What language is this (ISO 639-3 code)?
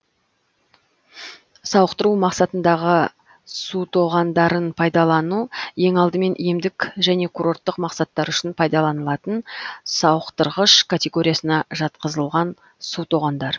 kaz